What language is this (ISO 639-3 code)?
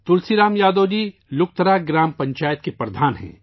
urd